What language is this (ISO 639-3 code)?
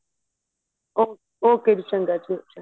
pan